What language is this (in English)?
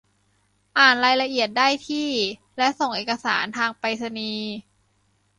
Thai